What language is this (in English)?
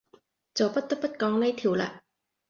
Cantonese